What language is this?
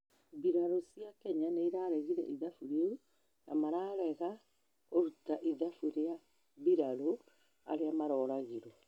Kikuyu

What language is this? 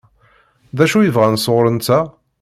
Kabyle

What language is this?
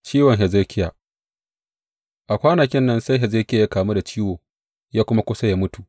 Hausa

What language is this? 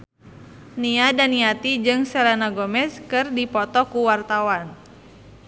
Sundanese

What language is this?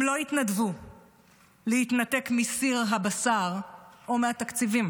Hebrew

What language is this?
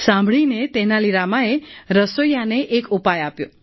Gujarati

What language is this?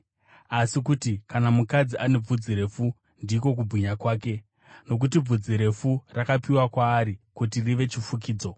Shona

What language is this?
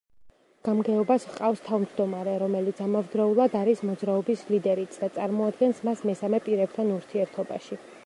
Georgian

